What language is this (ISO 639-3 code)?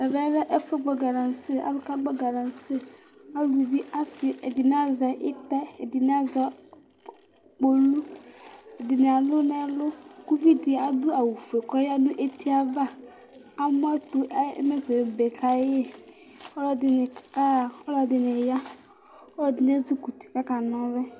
kpo